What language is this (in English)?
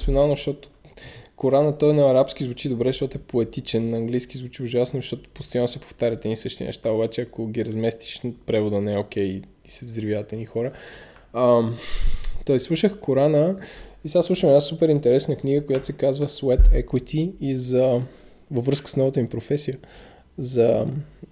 Bulgarian